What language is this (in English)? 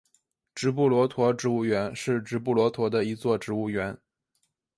Chinese